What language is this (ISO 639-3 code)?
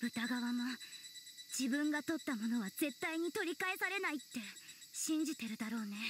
jpn